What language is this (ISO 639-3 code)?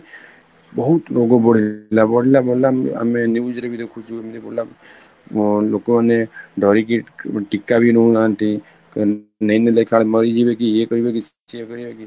ori